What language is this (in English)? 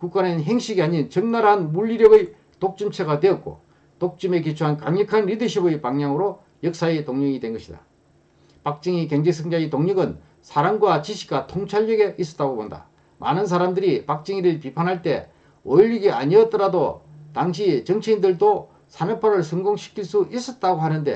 Korean